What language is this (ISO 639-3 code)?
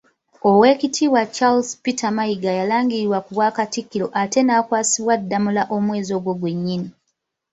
lug